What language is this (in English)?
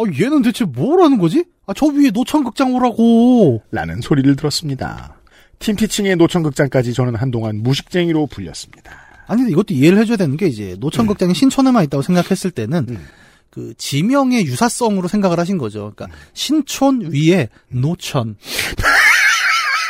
Korean